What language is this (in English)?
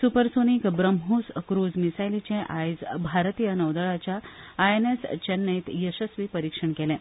Konkani